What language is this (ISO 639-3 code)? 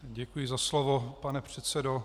ces